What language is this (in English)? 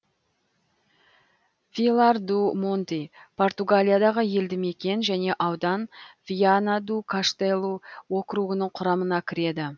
Kazakh